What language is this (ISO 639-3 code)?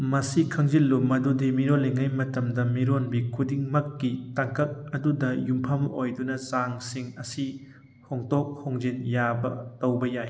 mni